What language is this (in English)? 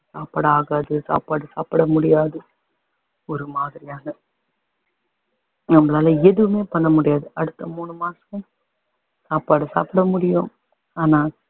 Tamil